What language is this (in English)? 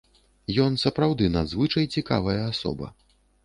Belarusian